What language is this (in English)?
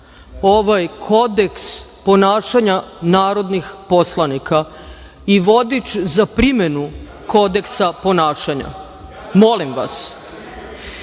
Serbian